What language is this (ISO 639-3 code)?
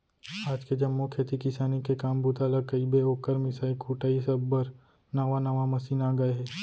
hne